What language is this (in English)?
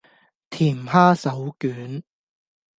Cantonese